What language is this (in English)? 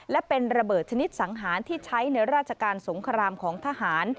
Thai